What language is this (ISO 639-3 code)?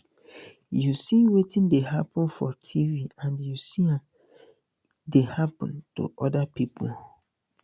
pcm